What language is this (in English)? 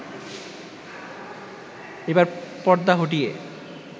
Bangla